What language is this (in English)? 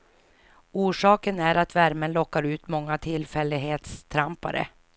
Swedish